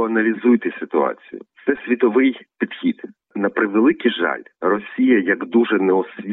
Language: Ukrainian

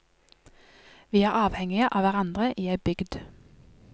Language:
Norwegian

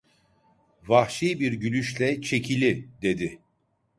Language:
Turkish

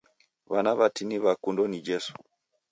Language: Taita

